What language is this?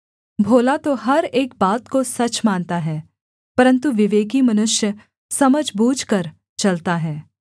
Hindi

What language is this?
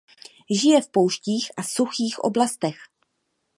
Czech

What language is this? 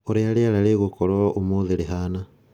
Kikuyu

